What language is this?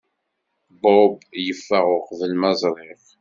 Kabyle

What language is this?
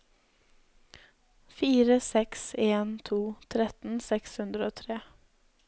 Norwegian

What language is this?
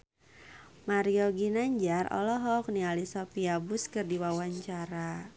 Sundanese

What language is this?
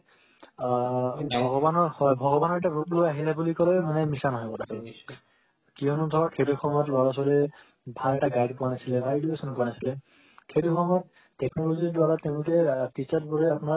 Assamese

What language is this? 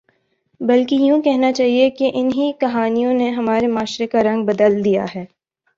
Urdu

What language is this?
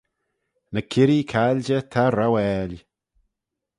Manx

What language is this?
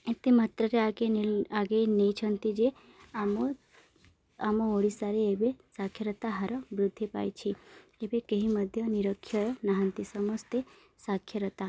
Odia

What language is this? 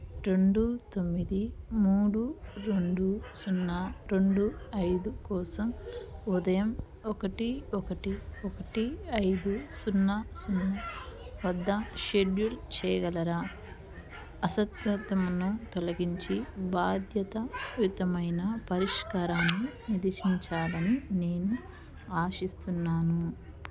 Telugu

